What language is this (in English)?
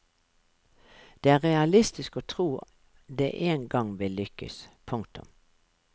Norwegian